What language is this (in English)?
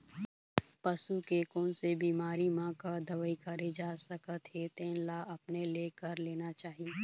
Chhattisgarhi